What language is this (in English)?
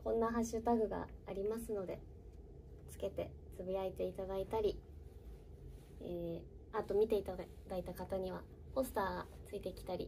Japanese